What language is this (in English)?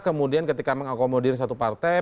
Indonesian